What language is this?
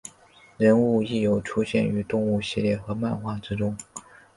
Chinese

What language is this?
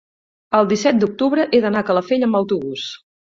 Catalan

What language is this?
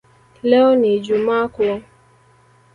Swahili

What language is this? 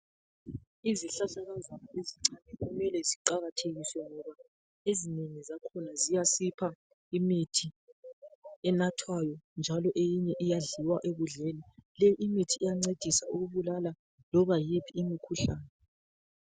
North Ndebele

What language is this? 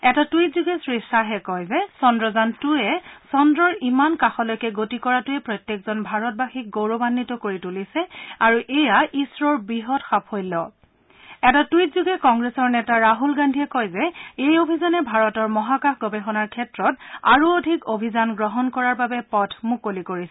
Assamese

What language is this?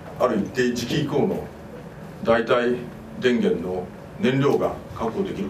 Japanese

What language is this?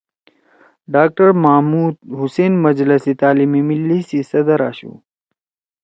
Torwali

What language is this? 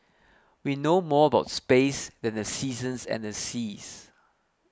English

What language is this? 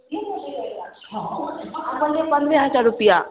Maithili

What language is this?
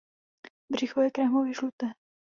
Czech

